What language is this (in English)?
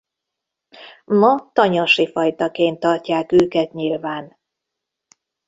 Hungarian